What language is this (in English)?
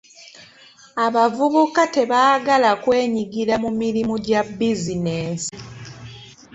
Ganda